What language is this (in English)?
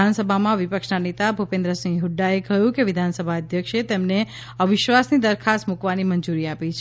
Gujarati